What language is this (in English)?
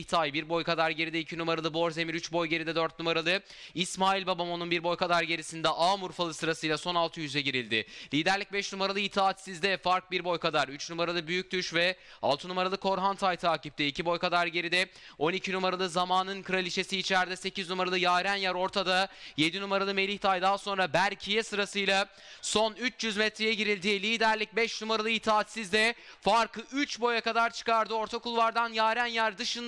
Turkish